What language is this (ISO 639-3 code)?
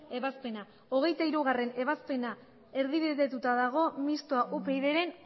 eus